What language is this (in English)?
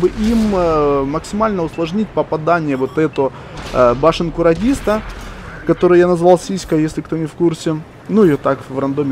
Russian